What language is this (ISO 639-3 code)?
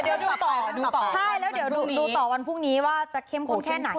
tha